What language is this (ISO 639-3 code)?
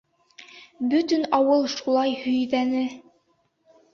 bak